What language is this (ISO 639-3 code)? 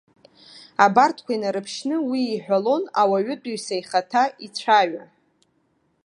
abk